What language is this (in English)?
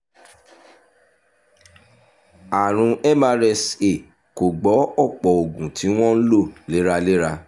Yoruba